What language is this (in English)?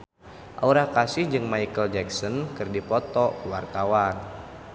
Sundanese